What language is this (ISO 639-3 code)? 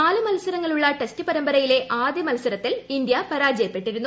mal